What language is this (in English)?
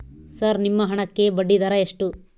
Kannada